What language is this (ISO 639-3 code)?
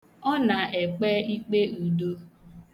ibo